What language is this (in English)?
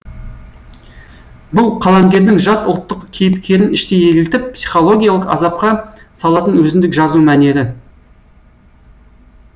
Kazakh